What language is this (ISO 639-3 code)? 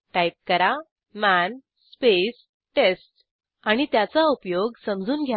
mar